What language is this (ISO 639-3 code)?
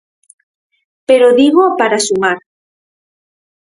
glg